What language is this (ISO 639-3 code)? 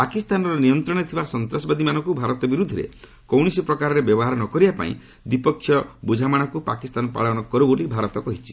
ori